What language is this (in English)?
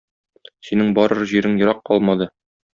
Tatar